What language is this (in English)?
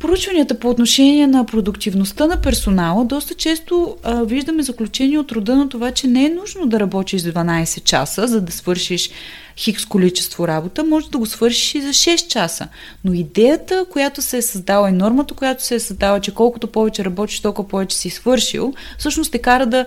Bulgarian